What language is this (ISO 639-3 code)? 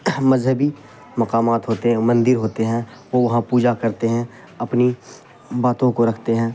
urd